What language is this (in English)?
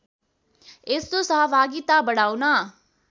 Nepali